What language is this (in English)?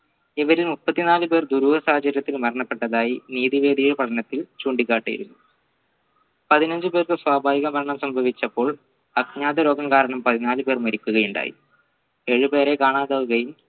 Malayalam